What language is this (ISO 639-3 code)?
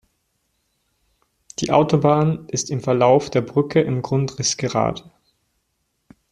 deu